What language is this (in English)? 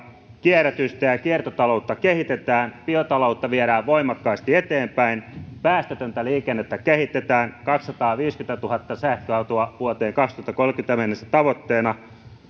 Finnish